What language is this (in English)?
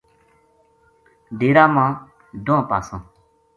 Gujari